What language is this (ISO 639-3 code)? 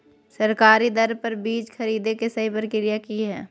mag